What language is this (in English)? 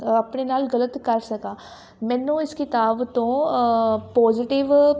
Punjabi